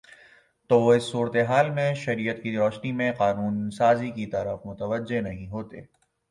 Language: Urdu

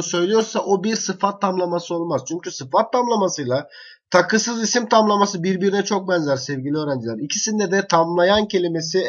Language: Turkish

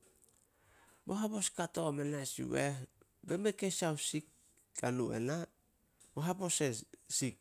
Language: Solos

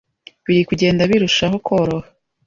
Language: Kinyarwanda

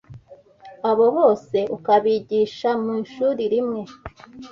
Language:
Kinyarwanda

